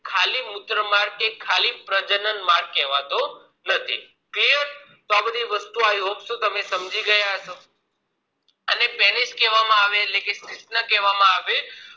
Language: Gujarati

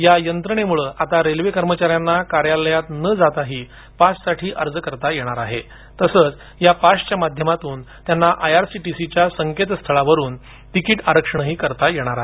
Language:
Marathi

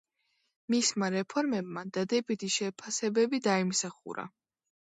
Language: Georgian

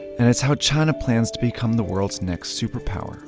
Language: English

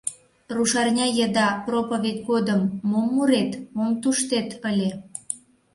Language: Mari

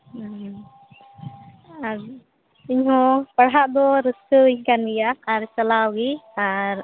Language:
Santali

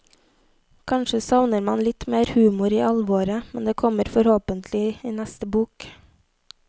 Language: Norwegian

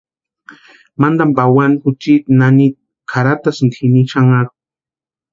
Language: Western Highland Purepecha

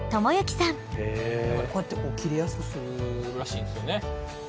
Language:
Japanese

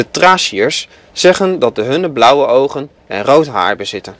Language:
Dutch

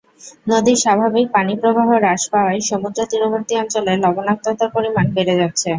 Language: Bangla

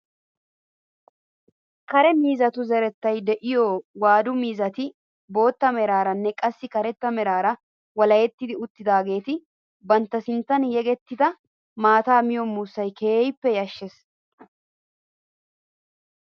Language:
Wolaytta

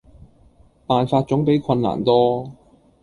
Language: Cantonese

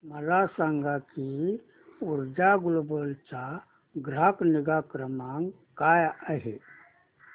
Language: Marathi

